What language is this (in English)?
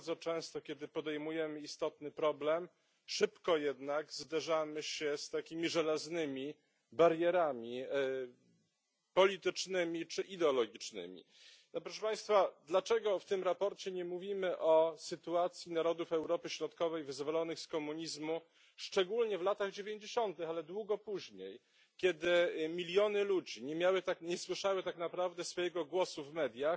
Polish